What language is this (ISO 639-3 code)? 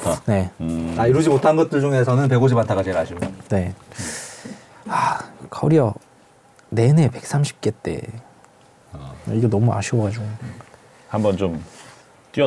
kor